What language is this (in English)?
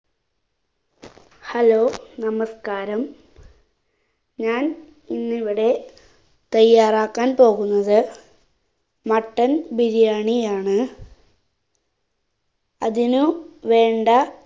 Malayalam